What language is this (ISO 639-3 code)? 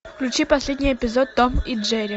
rus